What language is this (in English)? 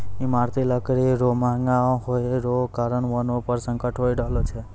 Maithili